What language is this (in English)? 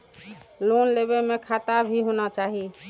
Maithili